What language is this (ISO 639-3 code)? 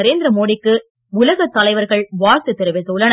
tam